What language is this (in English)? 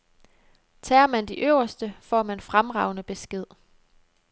Danish